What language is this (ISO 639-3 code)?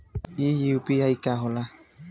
bho